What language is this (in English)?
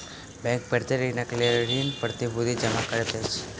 Maithili